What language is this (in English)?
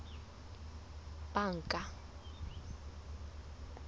Southern Sotho